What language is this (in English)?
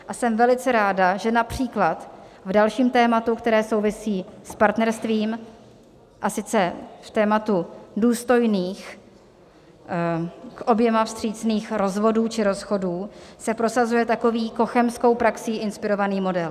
Czech